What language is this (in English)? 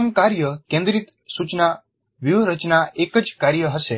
Gujarati